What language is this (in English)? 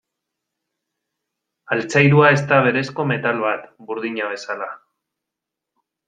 Basque